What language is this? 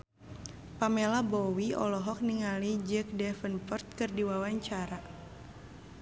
Sundanese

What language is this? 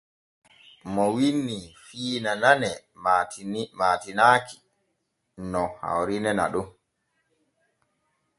Borgu Fulfulde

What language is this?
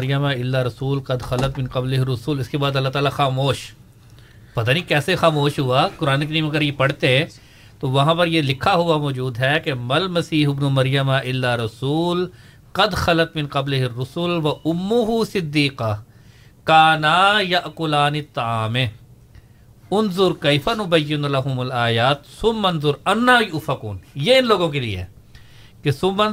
Urdu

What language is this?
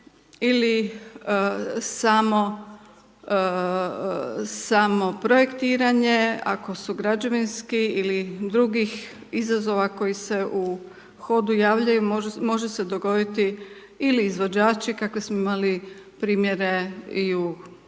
Croatian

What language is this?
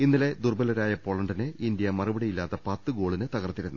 Malayalam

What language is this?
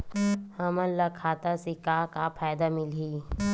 Chhattisgarhi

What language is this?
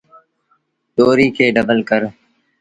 Sindhi Bhil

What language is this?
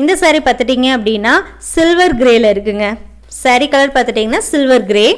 Tamil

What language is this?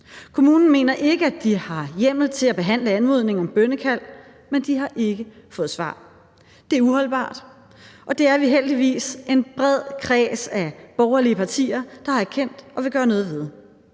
Danish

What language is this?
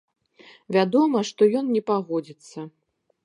Belarusian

